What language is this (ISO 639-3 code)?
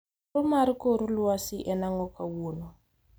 luo